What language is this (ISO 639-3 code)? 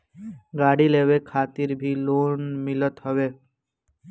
bho